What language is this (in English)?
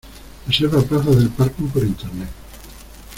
Spanish